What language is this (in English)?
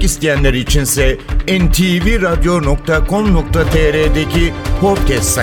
Turkish